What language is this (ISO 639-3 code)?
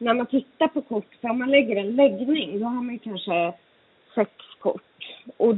swe